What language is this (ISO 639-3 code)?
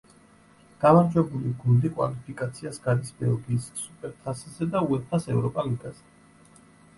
kat